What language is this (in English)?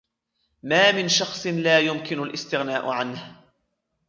Arabic